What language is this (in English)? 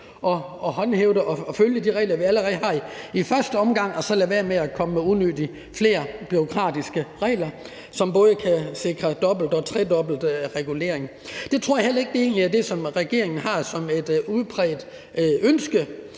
Danish